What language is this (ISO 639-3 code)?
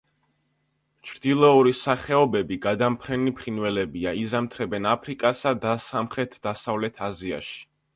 kat